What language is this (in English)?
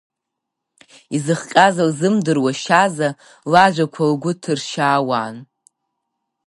Abkhazian